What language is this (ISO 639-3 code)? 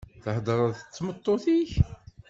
kab